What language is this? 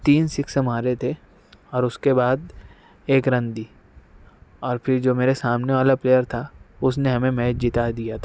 Urdu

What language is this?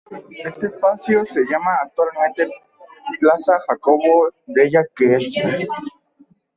Spanish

